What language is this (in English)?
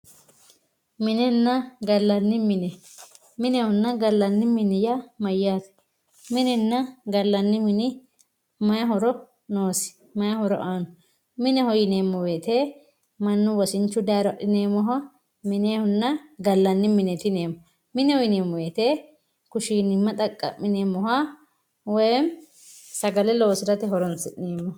Sidamo